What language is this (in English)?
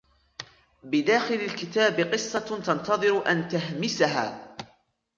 Arabic